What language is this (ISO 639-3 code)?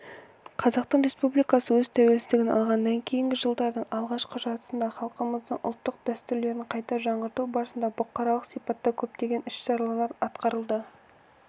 kaz